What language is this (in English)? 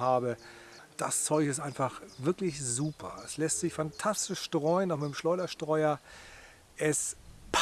German